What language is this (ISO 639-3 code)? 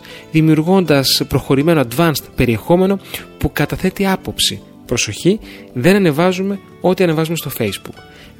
ell